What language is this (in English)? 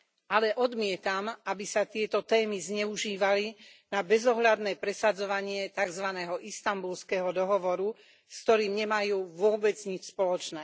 Slovak